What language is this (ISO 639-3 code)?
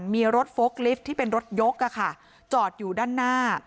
tha